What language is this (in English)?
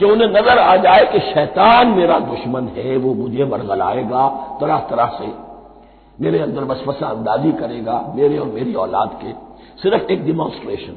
Hindi